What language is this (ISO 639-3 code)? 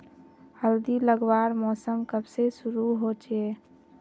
mag